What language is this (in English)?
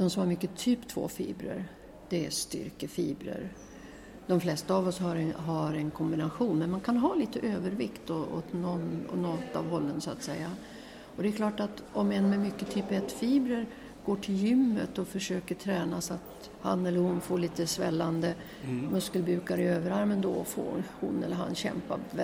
Swedish